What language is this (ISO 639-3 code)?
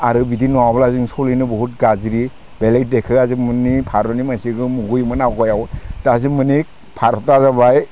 brx